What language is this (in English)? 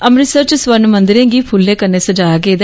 Dogri